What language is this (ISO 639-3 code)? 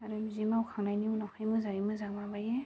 brx